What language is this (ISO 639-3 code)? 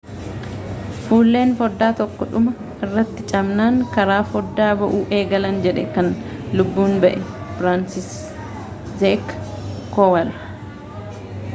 orm